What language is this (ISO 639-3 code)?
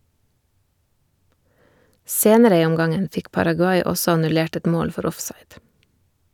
nor